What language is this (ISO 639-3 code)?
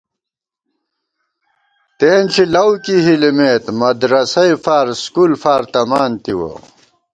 gwt